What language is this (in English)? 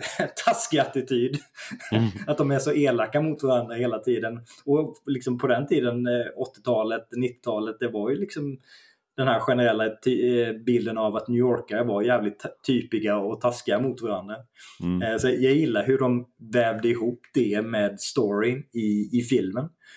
Swedish